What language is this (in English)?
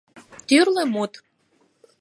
Mari